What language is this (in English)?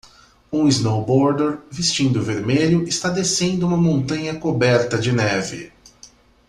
Portuguese